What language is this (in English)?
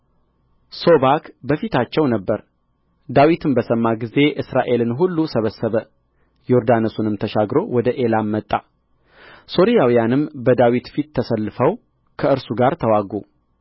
Amharic